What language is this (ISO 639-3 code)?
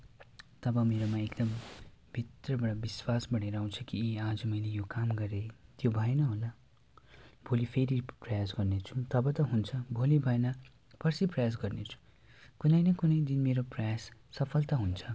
nep